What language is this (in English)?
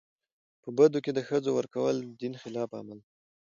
Pashto